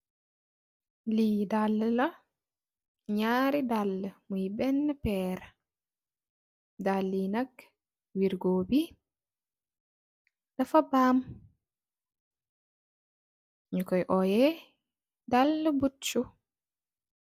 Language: Wolof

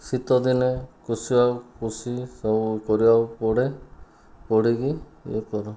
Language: Odia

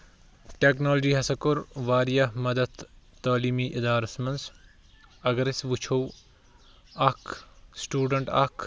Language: Kashmiri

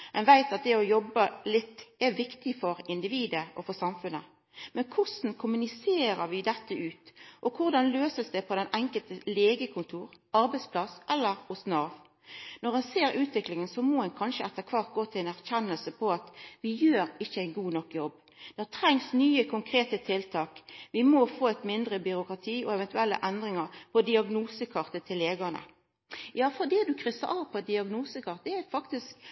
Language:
Norwegian Nynorsk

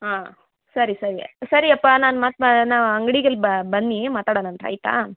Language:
Kannada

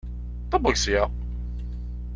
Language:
Kabyle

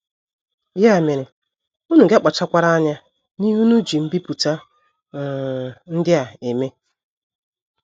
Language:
Igbo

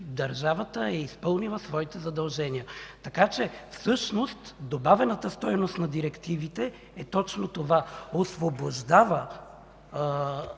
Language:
Bulgarian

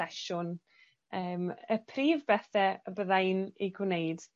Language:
Welsh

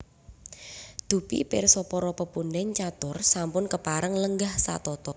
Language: Javanese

